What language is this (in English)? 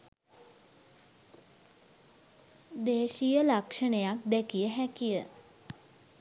Sinhala